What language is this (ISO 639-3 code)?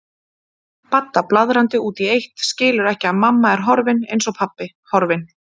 isl